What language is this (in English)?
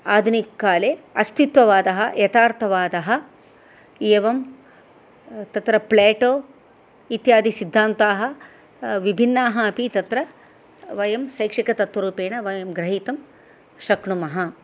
Sanskrit